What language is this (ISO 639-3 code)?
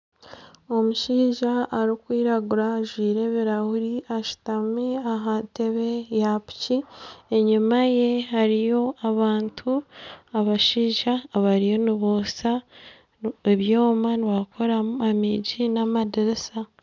nyn